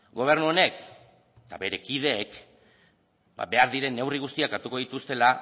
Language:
Basque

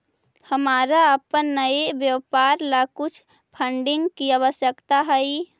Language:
Magahi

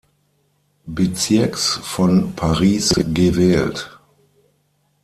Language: German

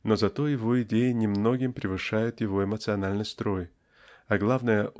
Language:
Russian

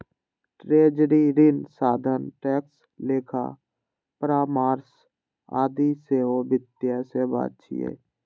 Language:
Maithili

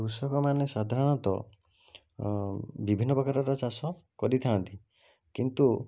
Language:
Odia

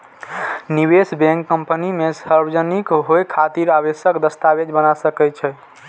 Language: Maithili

